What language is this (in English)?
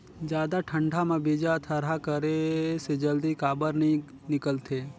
Chhattisgarhi